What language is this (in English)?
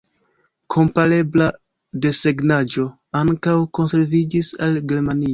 Esperanto